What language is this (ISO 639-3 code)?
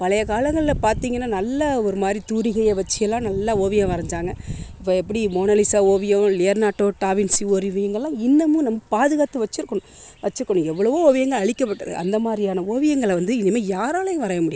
tam